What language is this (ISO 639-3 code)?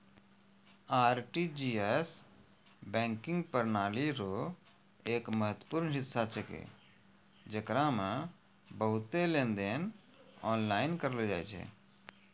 mai